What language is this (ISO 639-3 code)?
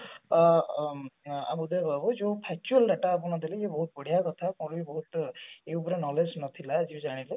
ori